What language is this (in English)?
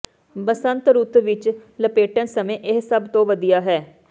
Punjabi